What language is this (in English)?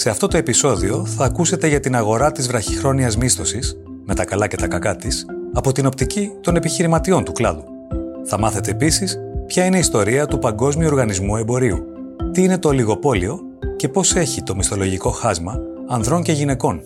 Greek